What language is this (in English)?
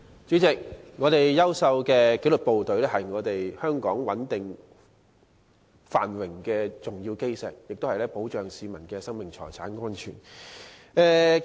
Cantonese